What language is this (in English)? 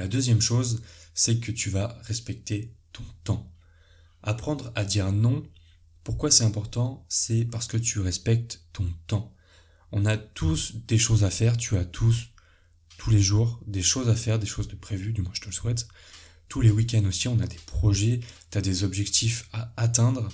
French